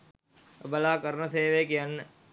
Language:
Sinhala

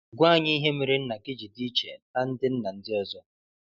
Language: Igbo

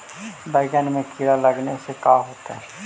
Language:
Magahi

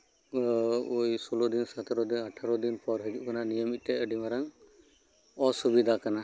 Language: Santali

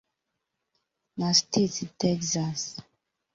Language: Igbo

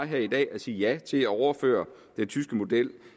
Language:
Danish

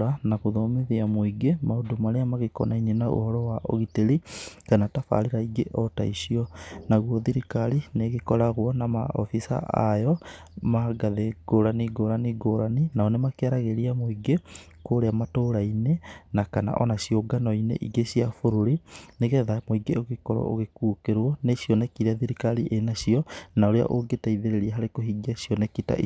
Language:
Kikuyu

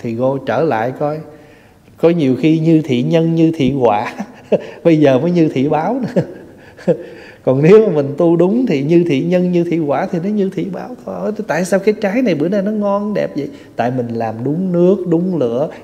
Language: Vietnamese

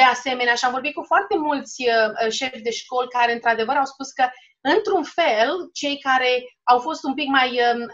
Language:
Romanian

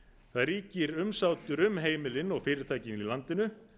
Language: Icelandic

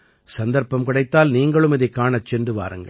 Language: Tamil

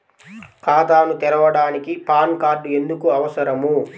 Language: Telugu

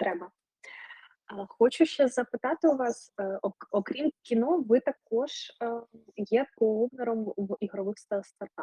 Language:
Ukrainian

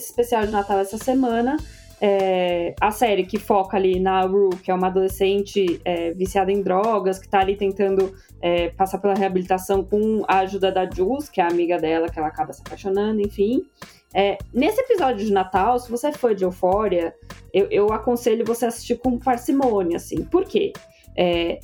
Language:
Portuguese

